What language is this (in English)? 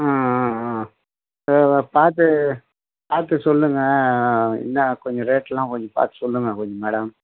Tamil